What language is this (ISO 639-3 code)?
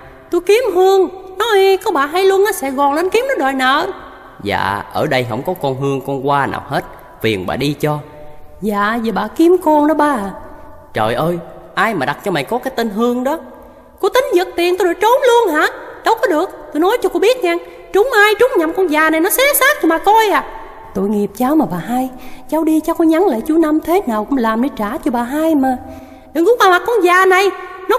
vie